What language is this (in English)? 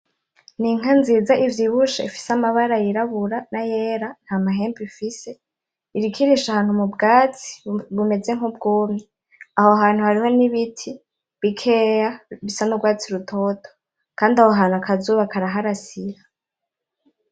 Rundi